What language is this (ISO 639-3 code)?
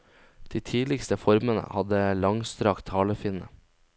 nor